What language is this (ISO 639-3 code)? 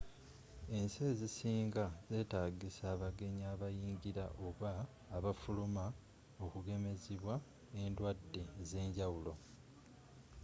lug